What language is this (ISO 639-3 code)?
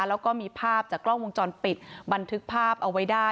tha